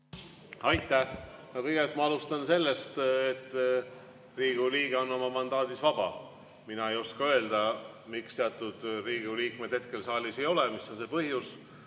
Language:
Estonian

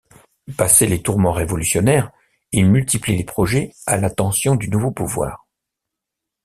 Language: French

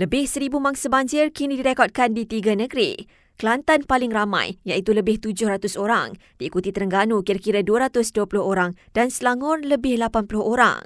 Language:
Malay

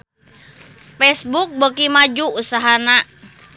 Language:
Sundanese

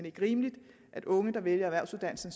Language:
Danish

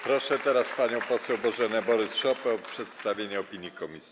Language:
Polish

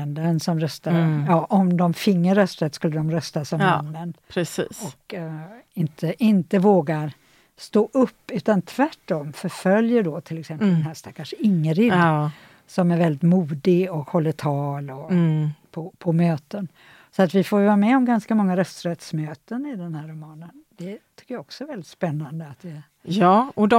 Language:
Swedish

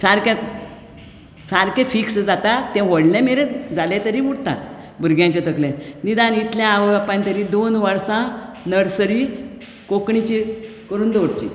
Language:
Konkani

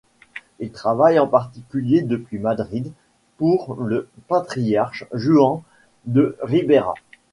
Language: French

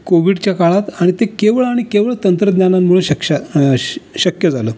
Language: Marathi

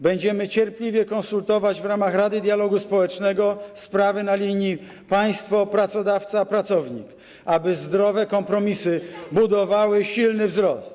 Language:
Polish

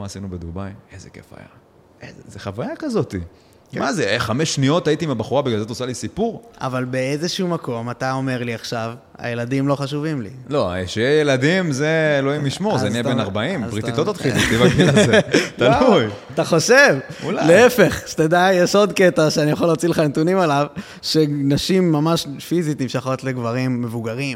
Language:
Hebrew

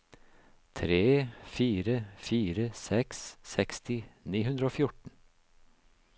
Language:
Norwegian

